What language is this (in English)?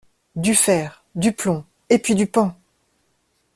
French